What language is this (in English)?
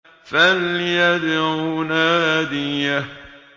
Arabic